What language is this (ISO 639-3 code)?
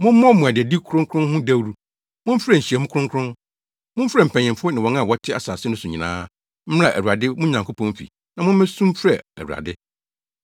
aka